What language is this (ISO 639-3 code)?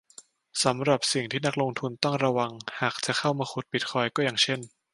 tha